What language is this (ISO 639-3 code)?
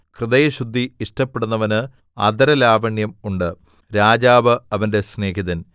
mal